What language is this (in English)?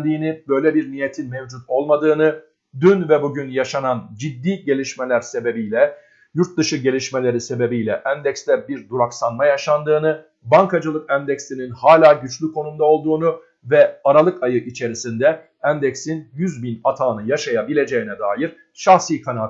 Turkish